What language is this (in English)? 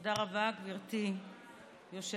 Hebrew